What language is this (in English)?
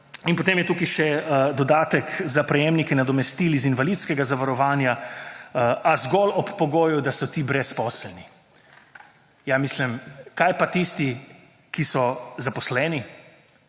Slovenian